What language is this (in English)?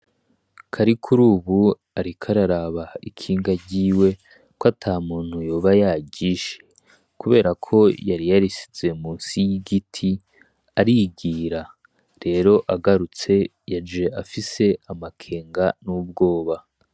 Rundi